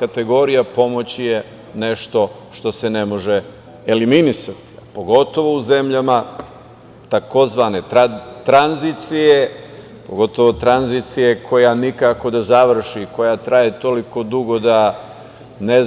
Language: Serbian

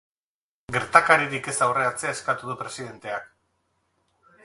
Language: Basque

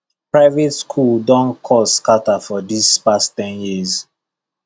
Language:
Nigerian Pidgin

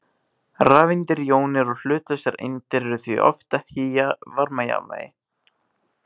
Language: Icelandic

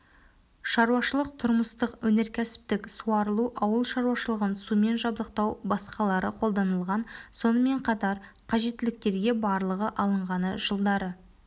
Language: Kazakh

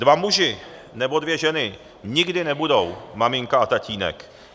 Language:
Czech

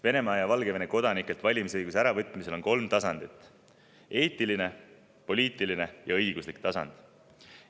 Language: Estonian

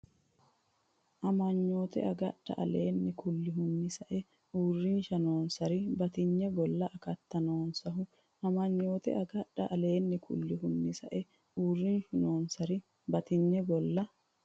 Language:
Sidamo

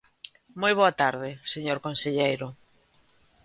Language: Galician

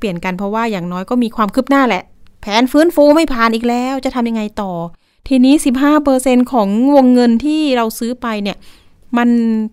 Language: Thai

